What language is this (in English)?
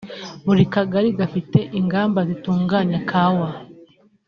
Kinyarwanda